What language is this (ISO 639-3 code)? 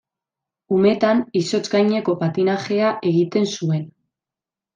eus